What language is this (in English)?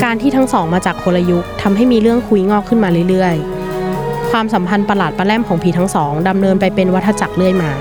Thai